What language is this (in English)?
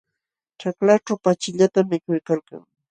Jauja Wanca Quechua